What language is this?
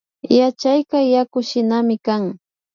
Imbabura Highland Quichua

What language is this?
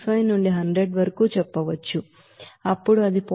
Telugu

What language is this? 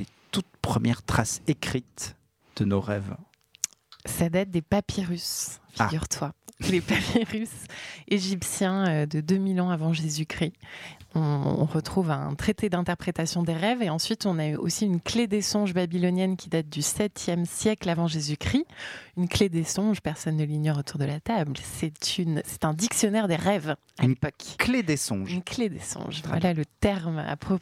French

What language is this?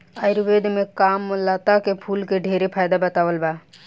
Bhojpuri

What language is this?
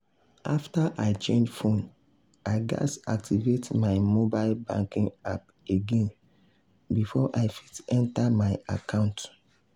Nigerian Pidgin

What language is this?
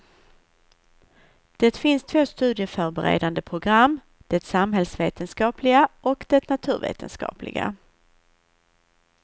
Swedish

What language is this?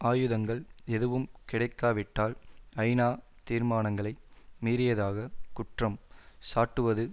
Tamil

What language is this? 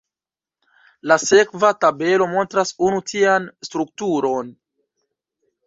Esperanto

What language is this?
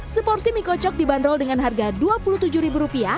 Indonesian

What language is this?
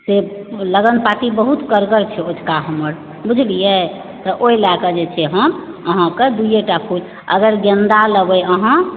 Maithili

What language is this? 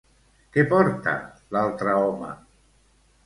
Catalan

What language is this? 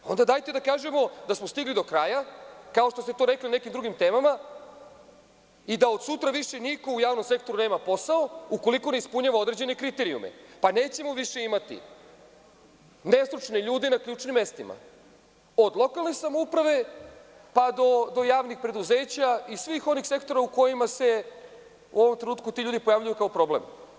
Serbian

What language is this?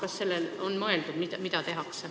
Estonian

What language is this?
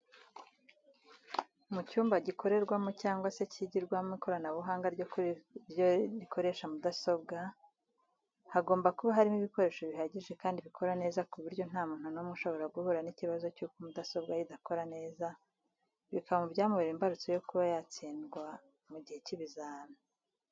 Kinyarwanda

